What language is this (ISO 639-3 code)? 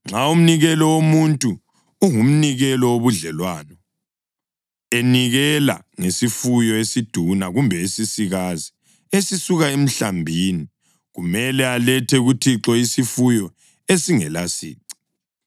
nde